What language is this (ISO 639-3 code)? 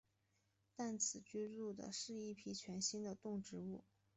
zho